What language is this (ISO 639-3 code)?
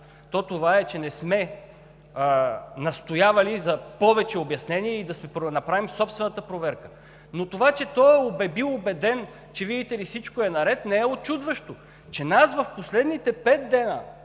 bul